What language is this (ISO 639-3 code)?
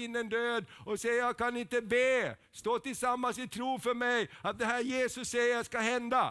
swe